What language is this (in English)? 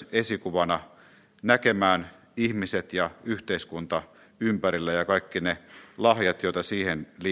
Finnish